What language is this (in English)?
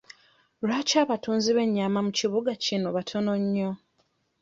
Ganda